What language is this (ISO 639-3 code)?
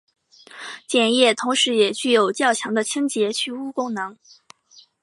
zho